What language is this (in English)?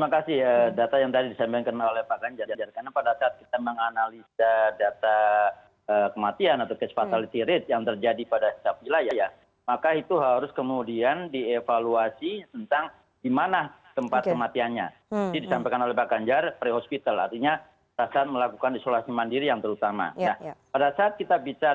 Indonesian